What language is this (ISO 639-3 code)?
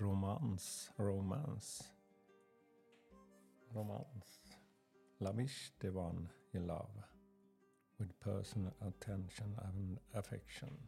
swe